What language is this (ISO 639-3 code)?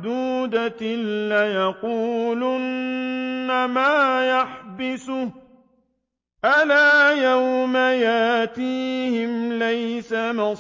ara